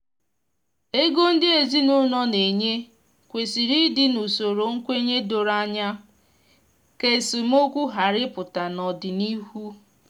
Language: Igbo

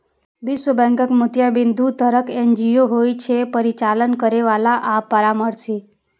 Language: Maithili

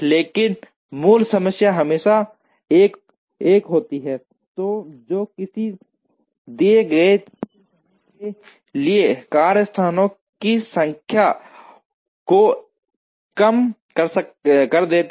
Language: Hindi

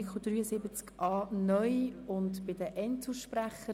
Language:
Swiss German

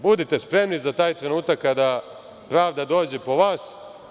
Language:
Serbian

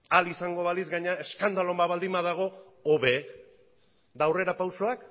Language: Basque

